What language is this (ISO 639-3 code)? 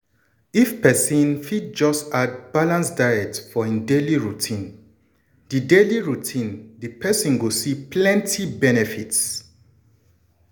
pcm